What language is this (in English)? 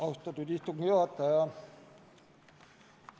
Estonian